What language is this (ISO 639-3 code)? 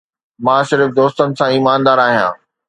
snd